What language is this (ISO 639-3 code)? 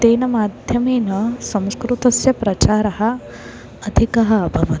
san